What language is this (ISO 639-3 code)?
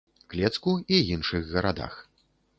bel